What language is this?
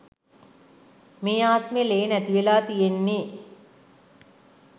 Sinhala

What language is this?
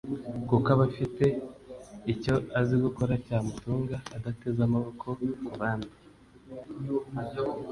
Kinyarwanda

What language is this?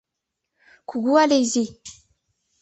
Mari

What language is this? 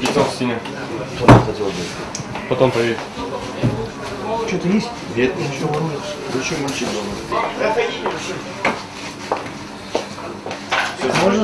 Russian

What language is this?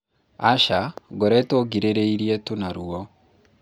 Kikuyu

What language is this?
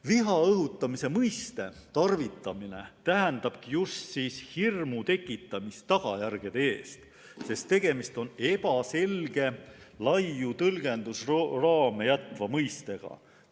Estonian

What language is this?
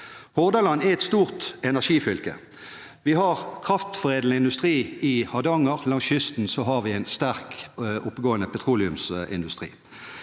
Norwegian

